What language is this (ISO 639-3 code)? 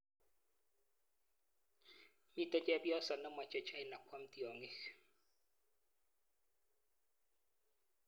kln